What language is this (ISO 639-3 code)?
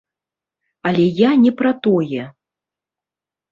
bel